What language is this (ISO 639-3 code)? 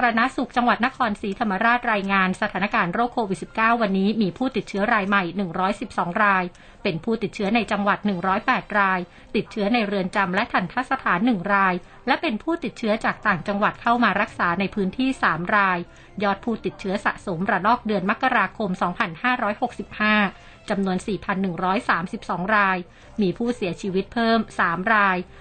tha